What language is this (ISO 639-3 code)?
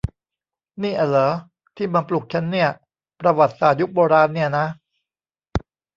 tha